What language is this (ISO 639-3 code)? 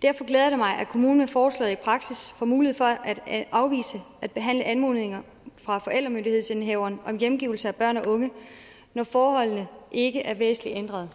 dan